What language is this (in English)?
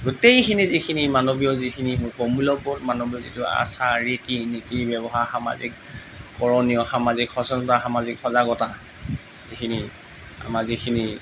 Assamese